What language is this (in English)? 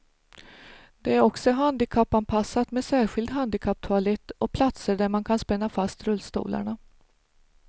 Swedish